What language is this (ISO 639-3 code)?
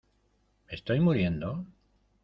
spa